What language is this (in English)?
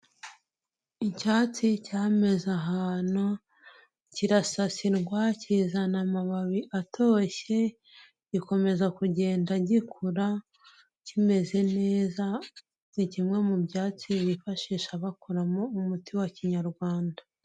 Kinyarwanda